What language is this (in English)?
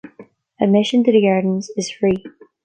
English